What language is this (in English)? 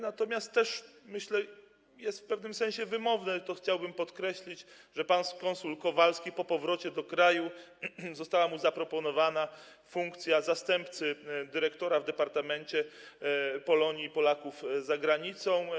Polish